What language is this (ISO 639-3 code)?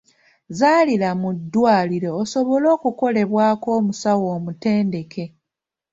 lug